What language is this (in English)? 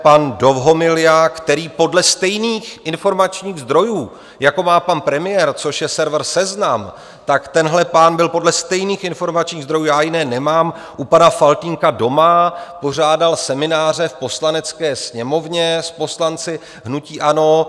Czech